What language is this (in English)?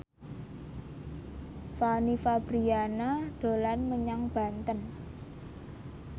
Javanese